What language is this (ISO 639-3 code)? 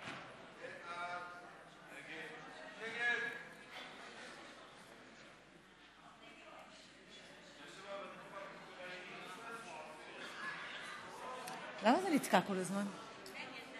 heb